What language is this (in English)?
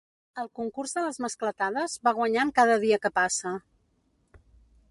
Catalan